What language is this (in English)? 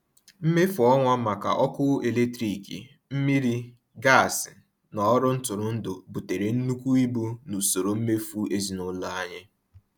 Igbo